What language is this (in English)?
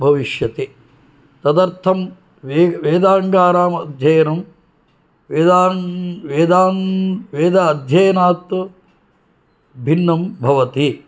Sanskrit